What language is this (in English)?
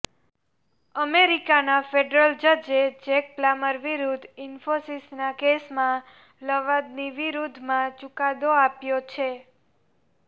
Gujarati